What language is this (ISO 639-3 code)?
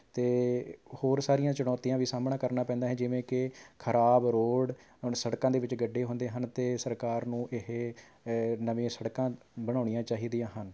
pan